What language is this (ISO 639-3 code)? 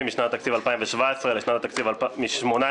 heb